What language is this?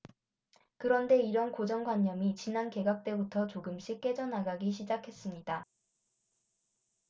Korean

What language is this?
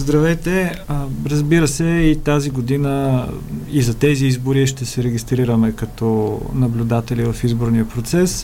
Bulgarian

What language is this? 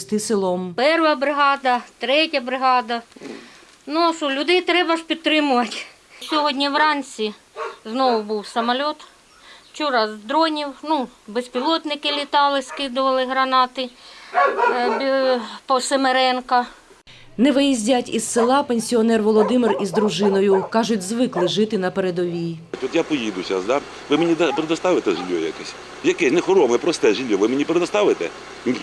Ukrainian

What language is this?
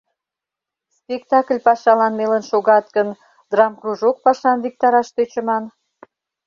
Mari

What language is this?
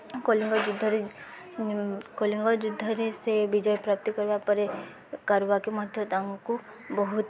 Odia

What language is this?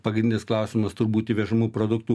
Lithuanian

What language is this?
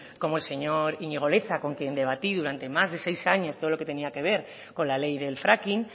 Spanish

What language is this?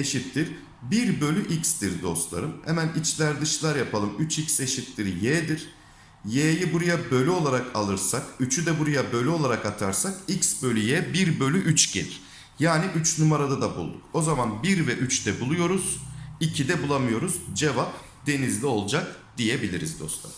Turkish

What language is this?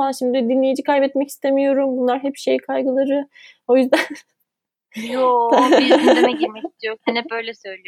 Turkish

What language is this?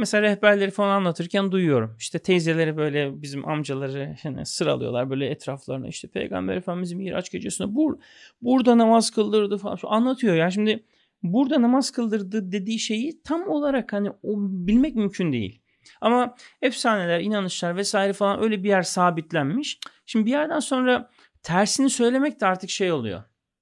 Turkish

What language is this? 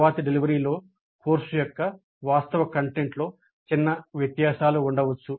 Telugu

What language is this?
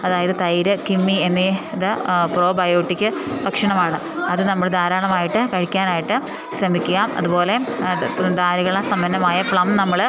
Malayalam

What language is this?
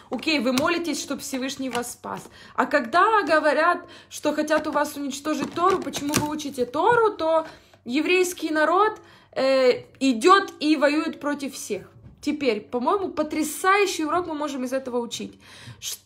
Russian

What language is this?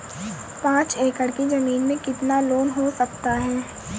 Hindi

